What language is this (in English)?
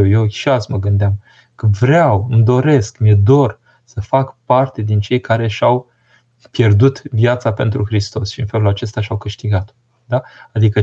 Romanian